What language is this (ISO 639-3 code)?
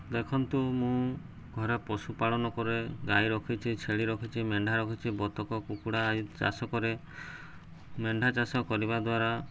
ori